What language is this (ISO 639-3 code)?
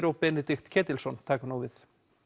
isl